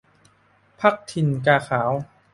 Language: Thai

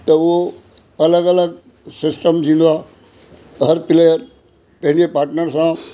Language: Sindhi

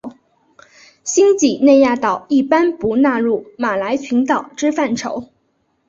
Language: Chinese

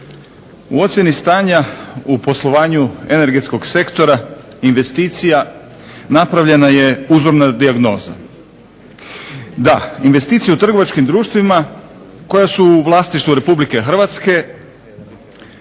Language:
Croatian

